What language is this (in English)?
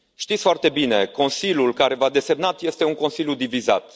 Romanian